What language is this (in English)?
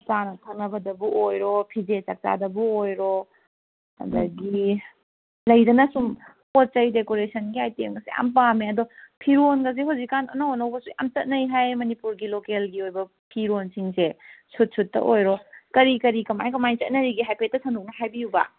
Manipuri